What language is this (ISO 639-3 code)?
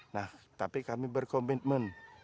ind